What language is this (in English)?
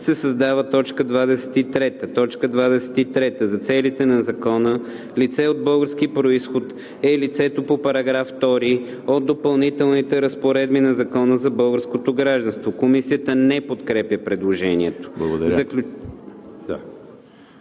Bulgarian